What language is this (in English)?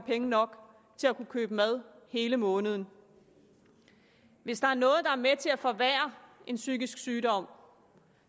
Danish